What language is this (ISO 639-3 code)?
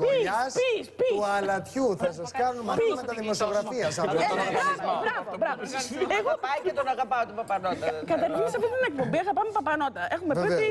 ell